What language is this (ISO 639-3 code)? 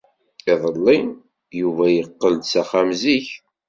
kab